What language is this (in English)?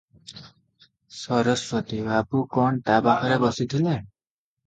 Odia